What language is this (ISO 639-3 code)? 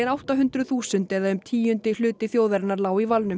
isl